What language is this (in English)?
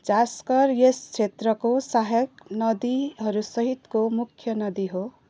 Nepali